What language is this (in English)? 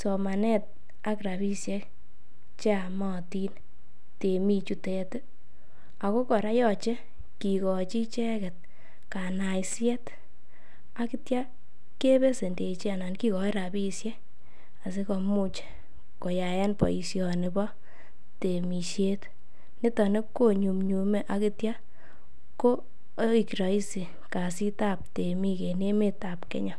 Kalenjin